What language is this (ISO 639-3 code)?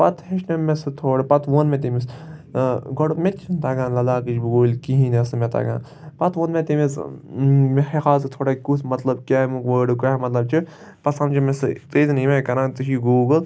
kas